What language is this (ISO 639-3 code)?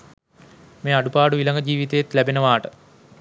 sin